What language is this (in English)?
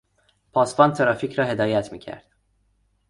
Persian